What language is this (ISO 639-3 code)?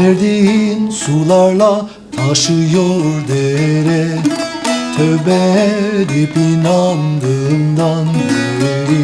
tur